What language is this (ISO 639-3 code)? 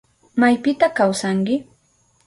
qup